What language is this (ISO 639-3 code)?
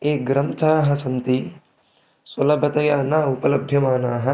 san